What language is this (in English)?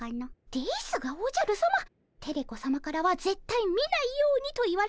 Japanese